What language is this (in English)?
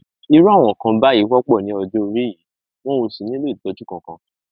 Yoruba